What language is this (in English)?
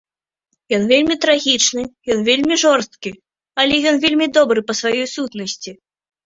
Belarusian